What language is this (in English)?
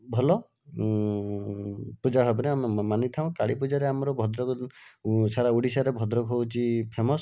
Odia